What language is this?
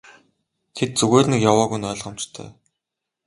Mongolian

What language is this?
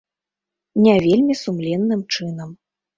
Belarusian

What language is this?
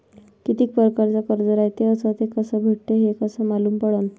Marathi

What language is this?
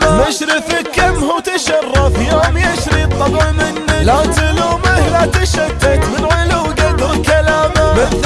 Arabic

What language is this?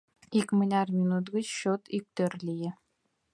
Mari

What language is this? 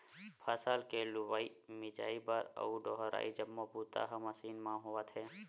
Chhattisgarhi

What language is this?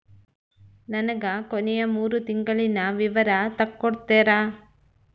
Kannada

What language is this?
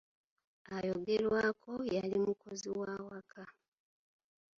Ganda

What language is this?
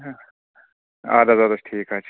Kashmiri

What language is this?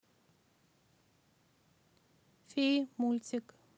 Russian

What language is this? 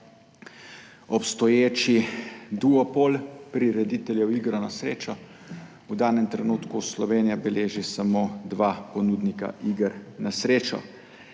Slovenian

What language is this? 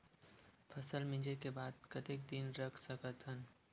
Chhattisgarhi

